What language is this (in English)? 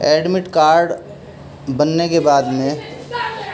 Urdu